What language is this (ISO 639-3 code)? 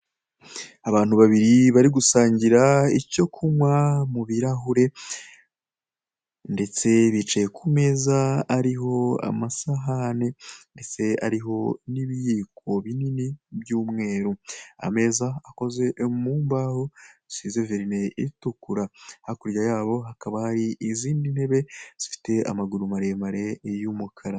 kin